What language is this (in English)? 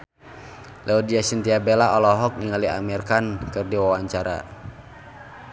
Sundanese